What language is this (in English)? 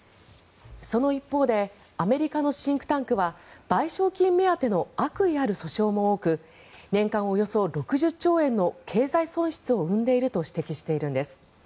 Japanese